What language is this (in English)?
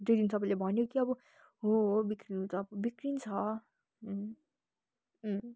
Nepali